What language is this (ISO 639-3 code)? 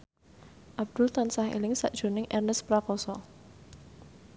jav